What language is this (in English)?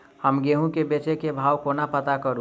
Maithili